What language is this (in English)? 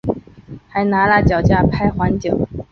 Chinese